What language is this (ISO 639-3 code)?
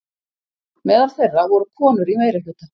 isl